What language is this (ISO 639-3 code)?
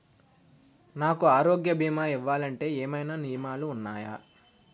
tel